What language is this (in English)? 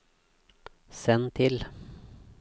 Norwegian